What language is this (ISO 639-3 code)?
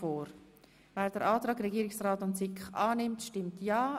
gsw